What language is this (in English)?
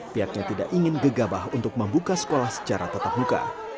Indonesian